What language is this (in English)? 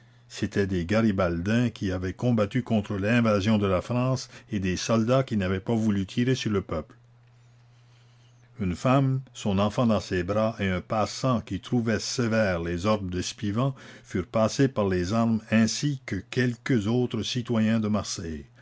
French